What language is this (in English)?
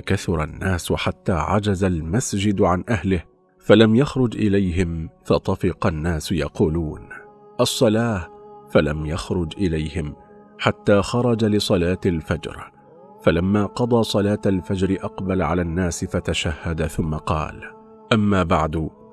Arabic